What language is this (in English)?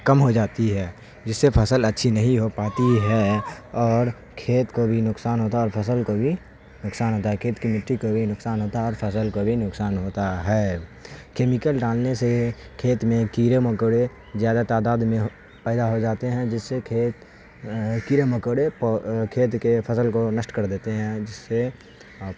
Urdu